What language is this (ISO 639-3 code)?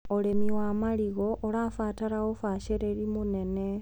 kik